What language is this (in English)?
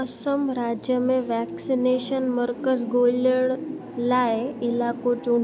Sindhi